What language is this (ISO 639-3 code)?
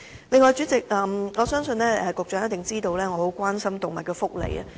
yue